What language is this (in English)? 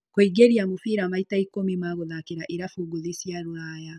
Kikuyu